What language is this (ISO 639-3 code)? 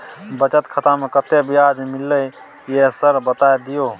mai